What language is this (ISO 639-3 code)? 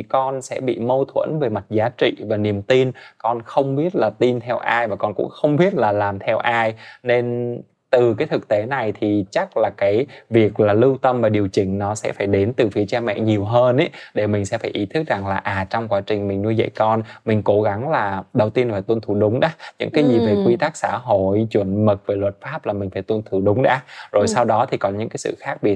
vie